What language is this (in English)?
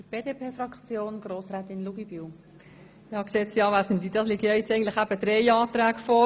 Swiss German